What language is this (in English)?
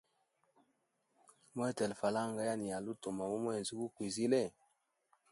Hemba